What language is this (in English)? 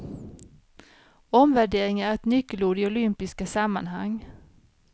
Swedish